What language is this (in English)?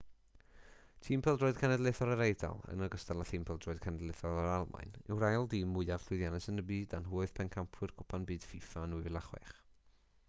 Welsh